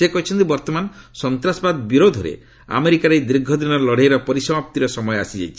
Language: Odia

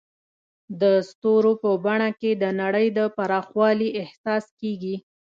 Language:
Pashto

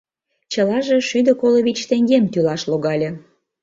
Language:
Mari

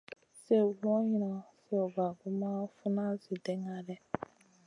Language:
Masana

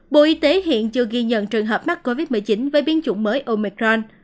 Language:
Vietnamese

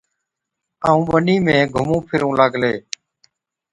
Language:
Od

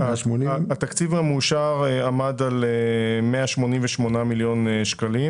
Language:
Hebrew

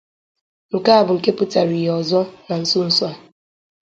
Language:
Igbo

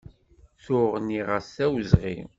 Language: Kabyle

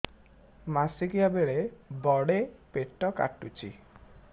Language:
Odia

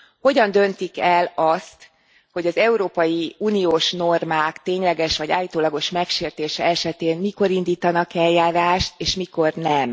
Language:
Hungarian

